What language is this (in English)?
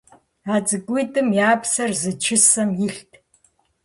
Kabardian